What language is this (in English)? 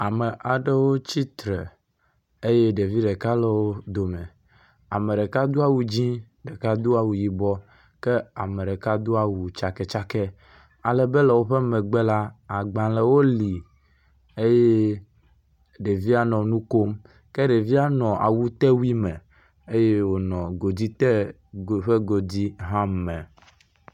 Ewe